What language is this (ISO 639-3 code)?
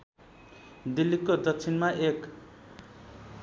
nep